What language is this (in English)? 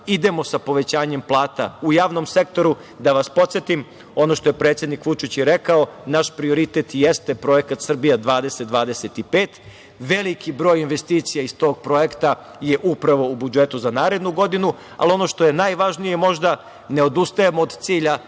Serbian